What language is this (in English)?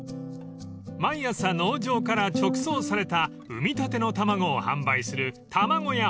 Japanese